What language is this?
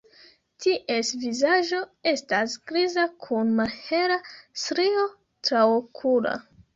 Esperanto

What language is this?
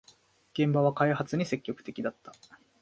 Japanese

